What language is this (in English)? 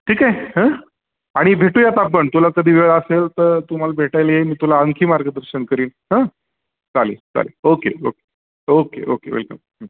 Marathi